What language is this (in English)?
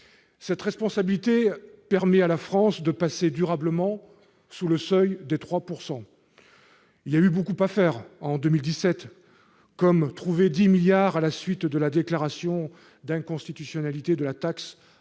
French